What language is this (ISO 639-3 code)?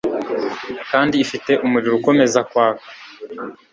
kin